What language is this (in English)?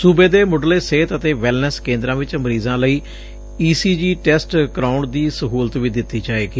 Punjabi